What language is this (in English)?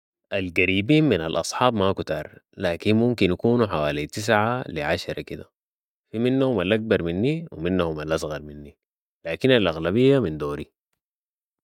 Sudanese Arabic